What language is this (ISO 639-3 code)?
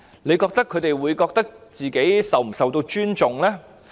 yue